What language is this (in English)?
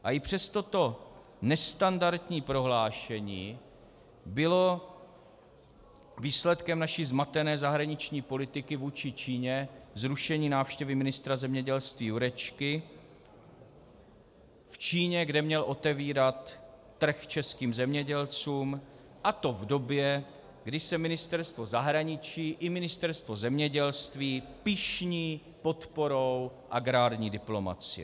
Czech